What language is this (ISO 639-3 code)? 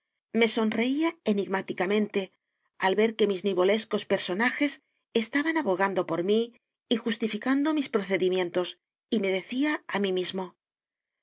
spa